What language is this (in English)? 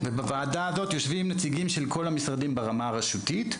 Hebrew